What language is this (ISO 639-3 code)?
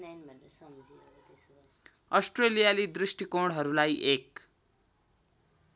nep